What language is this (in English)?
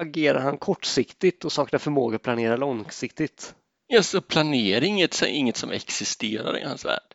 Swedish